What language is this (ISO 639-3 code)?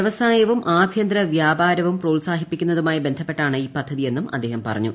mal